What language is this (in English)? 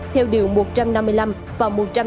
Vietnamese